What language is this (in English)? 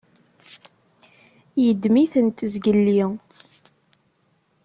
Kabyle